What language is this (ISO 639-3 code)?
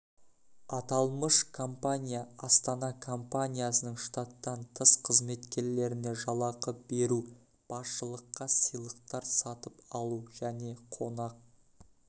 kaz